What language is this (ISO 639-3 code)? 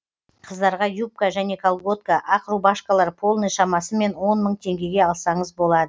kaz